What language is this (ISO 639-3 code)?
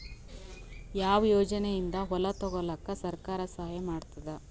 kan